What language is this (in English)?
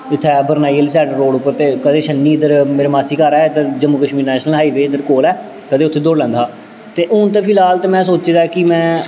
Dogri